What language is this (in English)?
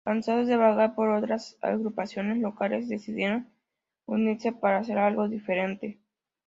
Spanish